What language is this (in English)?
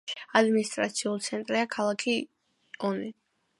Georgian